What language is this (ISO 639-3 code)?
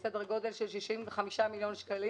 heb